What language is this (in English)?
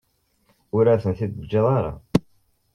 Kabyle